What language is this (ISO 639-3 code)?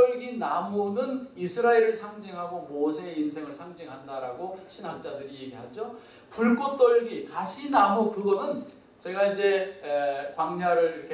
kor